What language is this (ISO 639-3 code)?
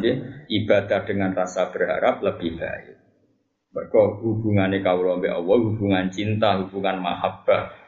msa